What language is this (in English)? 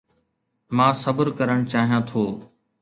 Sindhi